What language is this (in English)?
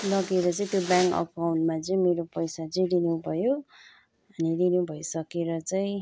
Nepali